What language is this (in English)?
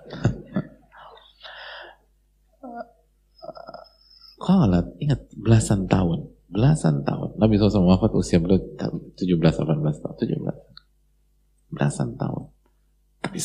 Indonesian